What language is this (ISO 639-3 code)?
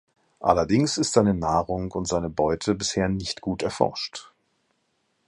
deu